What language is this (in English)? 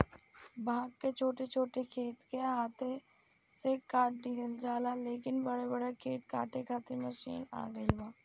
Bhojpuri